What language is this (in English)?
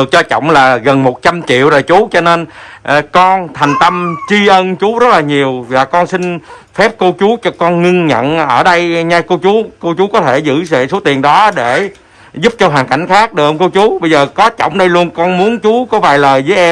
Vietnamese